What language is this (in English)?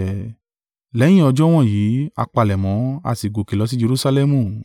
Yoruba